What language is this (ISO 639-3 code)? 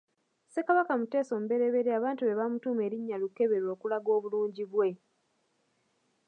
lug